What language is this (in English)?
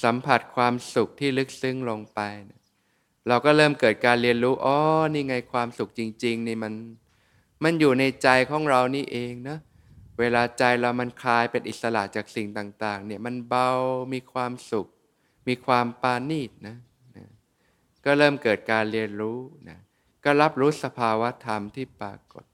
Thai